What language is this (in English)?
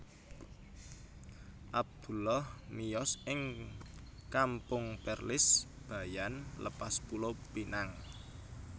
Javanese